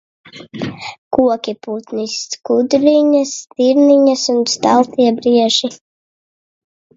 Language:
Latvian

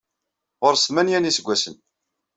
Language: Kabyle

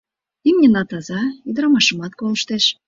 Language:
Mari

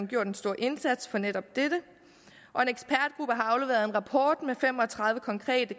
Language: Danish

